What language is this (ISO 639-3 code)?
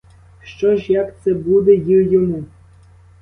ukr